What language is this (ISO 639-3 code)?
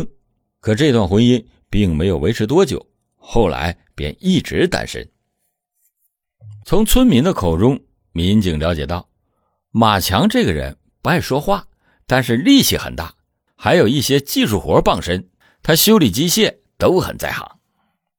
zho